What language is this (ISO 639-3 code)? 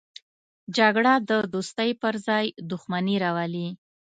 pus